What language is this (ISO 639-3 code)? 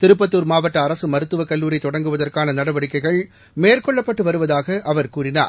tam